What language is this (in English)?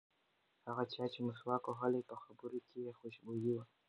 Pashto